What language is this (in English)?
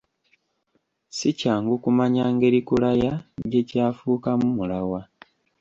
Ganda